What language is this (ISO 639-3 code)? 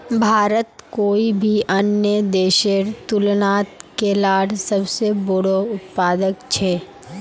mag